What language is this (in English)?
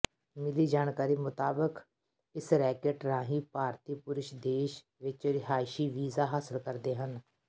Punjabi